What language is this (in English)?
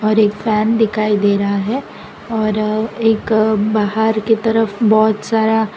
Hindi